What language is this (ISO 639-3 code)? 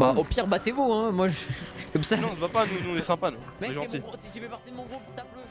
fra